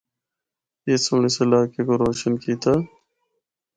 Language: Northern Hindko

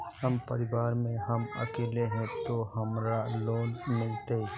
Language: Magahi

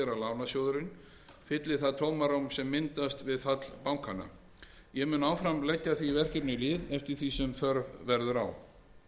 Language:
Icelandic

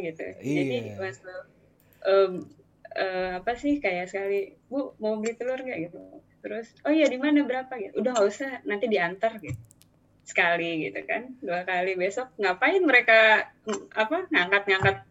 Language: Indonesian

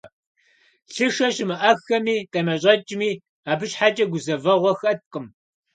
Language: Kabardian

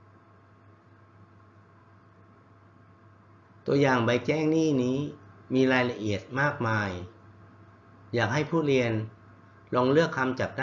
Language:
Thai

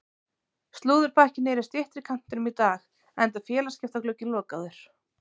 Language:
Icelandic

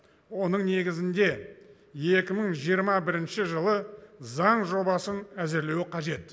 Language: Kazakh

